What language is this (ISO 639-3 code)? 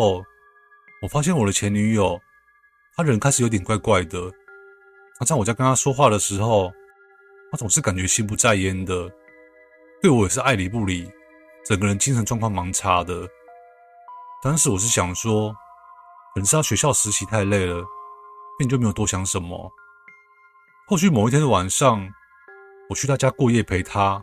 zho